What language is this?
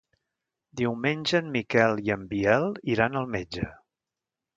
Catalan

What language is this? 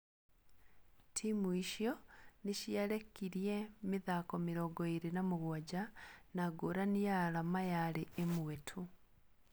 Kikuyu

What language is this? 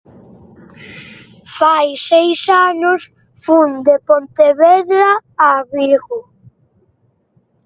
Galician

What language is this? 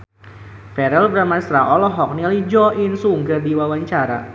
Sundanese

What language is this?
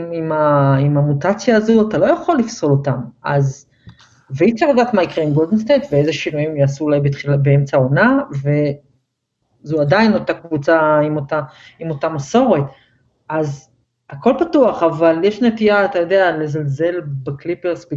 Hebrew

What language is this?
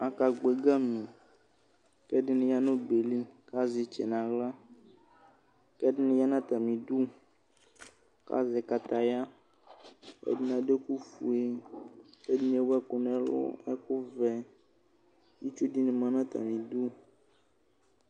Ikposo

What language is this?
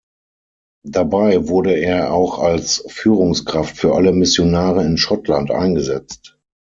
German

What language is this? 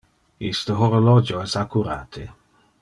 Interlingua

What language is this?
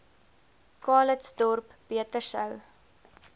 Afrikaans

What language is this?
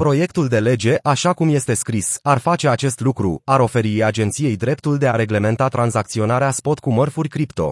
Romanian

